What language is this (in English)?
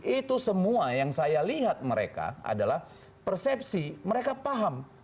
Indonesian